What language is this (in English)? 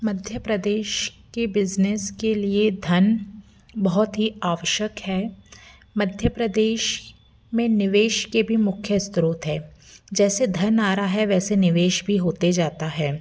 Hindi